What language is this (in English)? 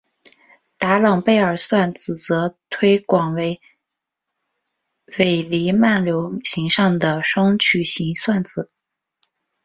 Chinese